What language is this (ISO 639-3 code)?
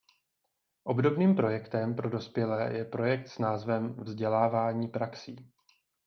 ces